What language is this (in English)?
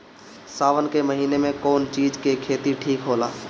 Bhojpuri